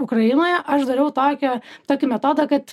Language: Lithuanian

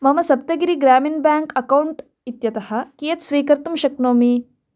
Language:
Sanskrit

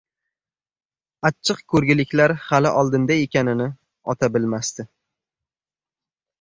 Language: Uzbek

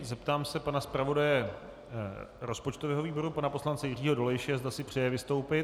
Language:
Czech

